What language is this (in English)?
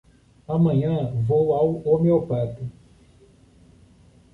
Portuguese